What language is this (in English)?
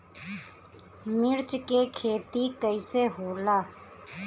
Bhojpuri